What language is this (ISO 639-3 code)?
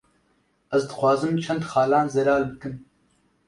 kur